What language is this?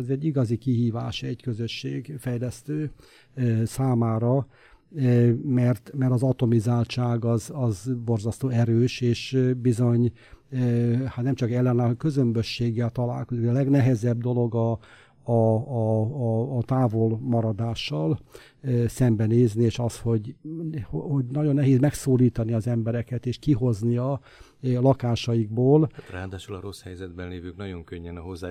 Hungarian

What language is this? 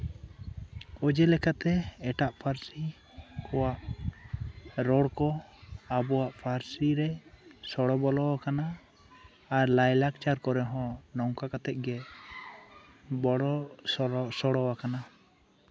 Santali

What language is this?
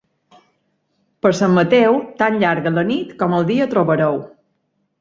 Catalan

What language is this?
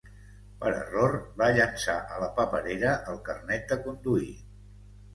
Catalan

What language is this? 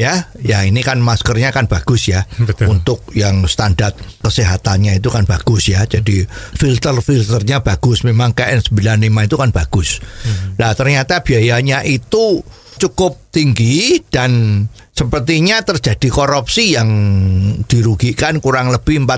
Indonesian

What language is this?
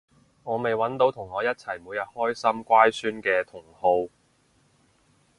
Cantonese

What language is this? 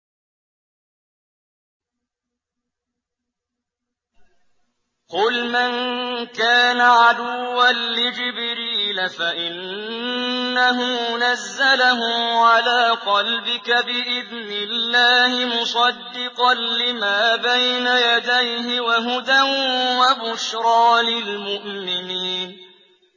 Arabic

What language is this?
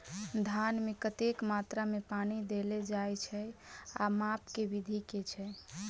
Maithili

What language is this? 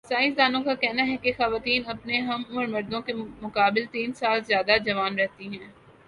Urdu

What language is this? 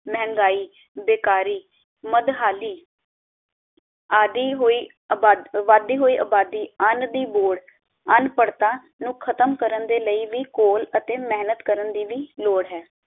Punjabi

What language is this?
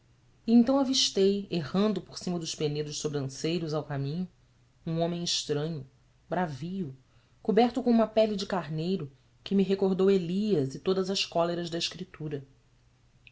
Portuguese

